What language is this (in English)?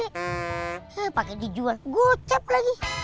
Indonesian